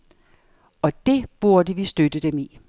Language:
Danish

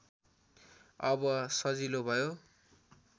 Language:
Nepali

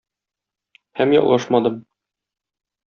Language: Tatar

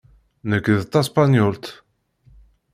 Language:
Kabyle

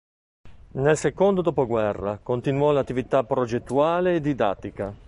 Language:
Italian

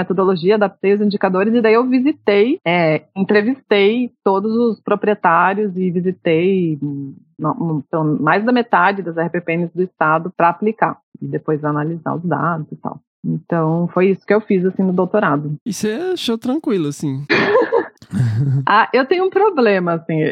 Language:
Portuguese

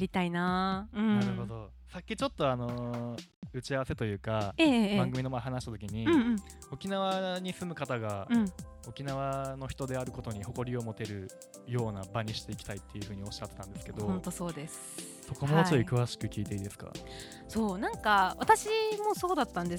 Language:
Japanese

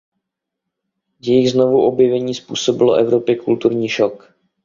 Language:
Czech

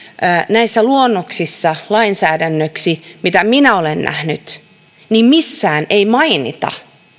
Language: Finnish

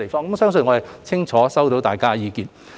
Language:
Cantonese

